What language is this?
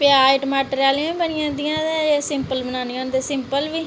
Dogri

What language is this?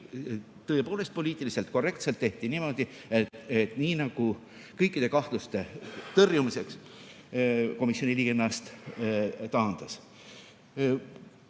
Estonian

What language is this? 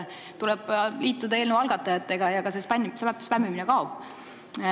Estonian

